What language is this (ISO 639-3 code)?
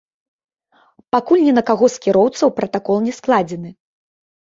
bel